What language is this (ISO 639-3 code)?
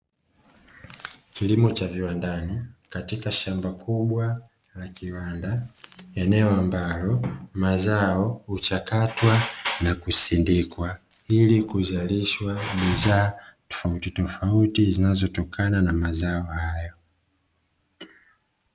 swa